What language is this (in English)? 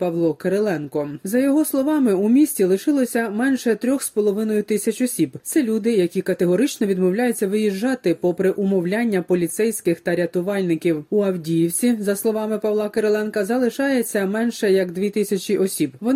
Ukrainian